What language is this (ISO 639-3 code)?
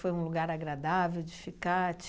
por